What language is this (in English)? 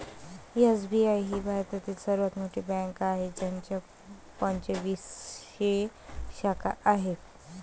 Marathi